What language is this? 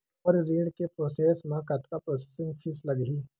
Chhattisgarhi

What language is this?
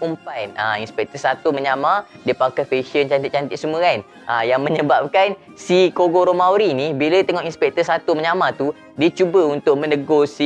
Malay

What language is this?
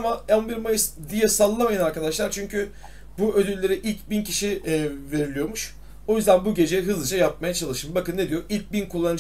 Turkish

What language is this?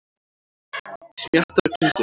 Icelandic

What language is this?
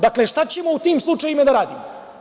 Serbian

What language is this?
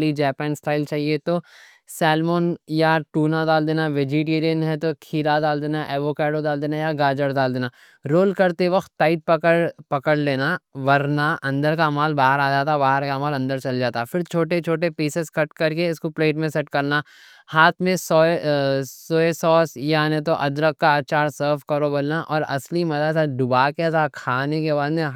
Deccan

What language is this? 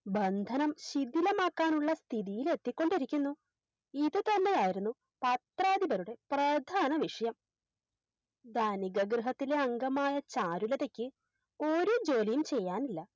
Malayalam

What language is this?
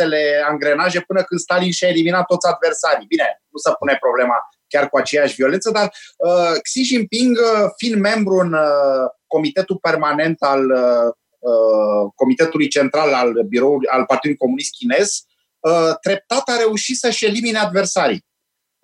Romanian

